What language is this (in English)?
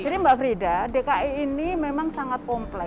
Indonesian